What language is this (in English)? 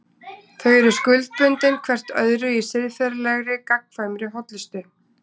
Icelandic